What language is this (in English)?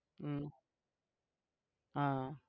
Gujarati